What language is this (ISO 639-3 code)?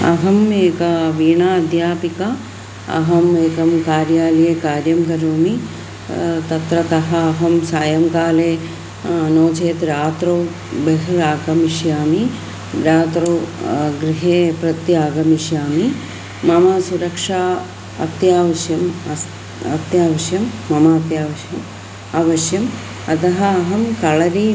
san